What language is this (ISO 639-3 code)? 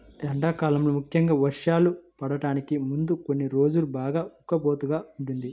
tel